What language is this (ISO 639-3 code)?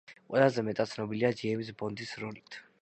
kat